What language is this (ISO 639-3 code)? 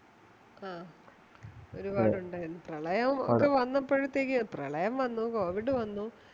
mal